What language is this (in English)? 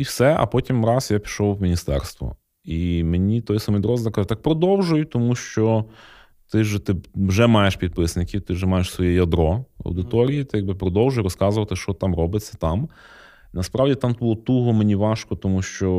Ukrainian